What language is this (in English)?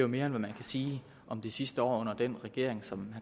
Danish